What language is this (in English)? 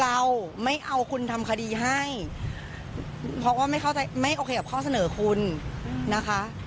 Thai